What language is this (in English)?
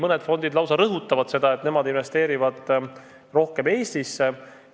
Estonian